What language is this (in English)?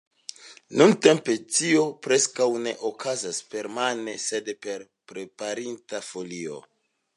Esperanto